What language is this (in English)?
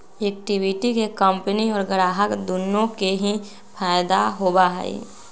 Magahi